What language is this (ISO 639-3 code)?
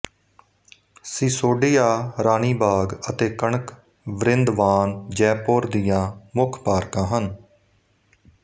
pan